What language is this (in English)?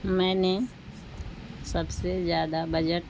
Urdu